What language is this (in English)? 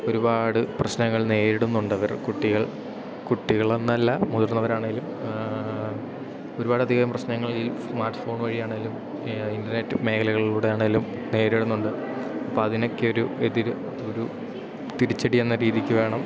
Malayalam